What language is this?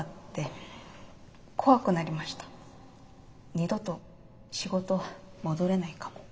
Japanese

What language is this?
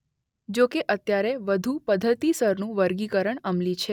Gujarati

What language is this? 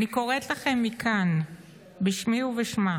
Hebrew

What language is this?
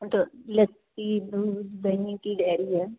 Punjabi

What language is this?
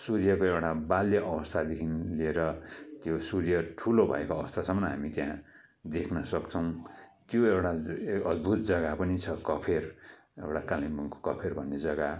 Nepali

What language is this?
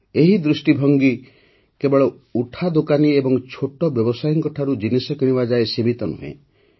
Odia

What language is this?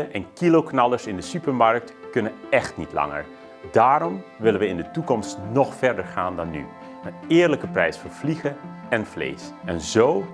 Dutch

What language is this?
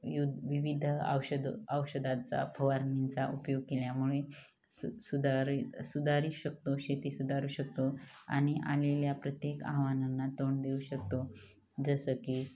Marathi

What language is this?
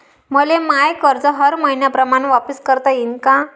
Marathi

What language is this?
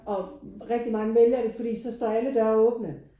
Danish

